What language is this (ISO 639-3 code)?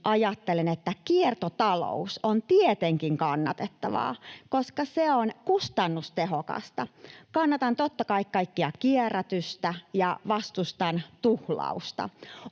fin